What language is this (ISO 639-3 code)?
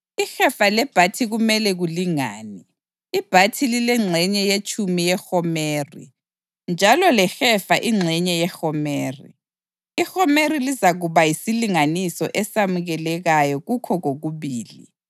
nde